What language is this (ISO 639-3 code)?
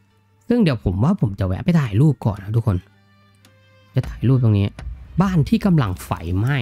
tha